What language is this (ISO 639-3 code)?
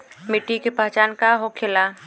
bho